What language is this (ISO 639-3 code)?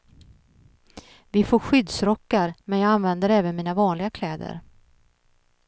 swe